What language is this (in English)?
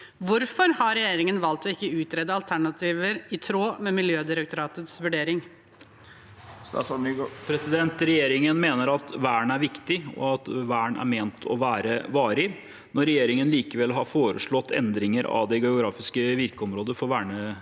Norwegian